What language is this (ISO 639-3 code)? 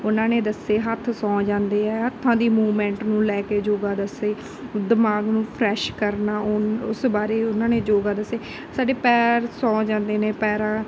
pan